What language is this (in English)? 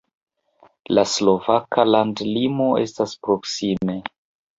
Esperanto